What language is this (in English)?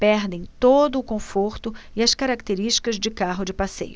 Portuguese